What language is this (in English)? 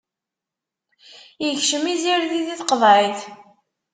Kabyle